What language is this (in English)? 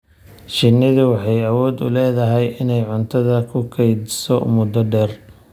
Somali